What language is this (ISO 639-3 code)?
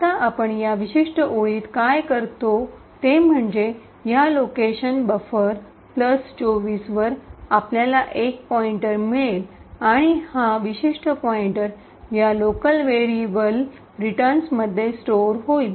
mar